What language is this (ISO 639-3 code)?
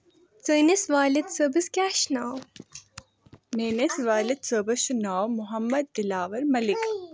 kas